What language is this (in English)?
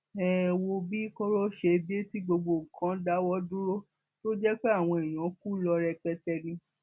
Yoruba